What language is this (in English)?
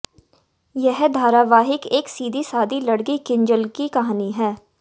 Hindi